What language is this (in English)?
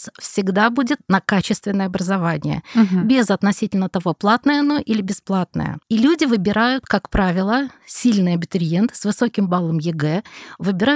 Russian